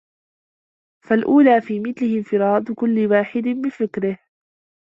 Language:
Arabic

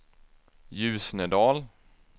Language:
Swedish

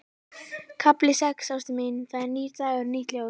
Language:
Icelandic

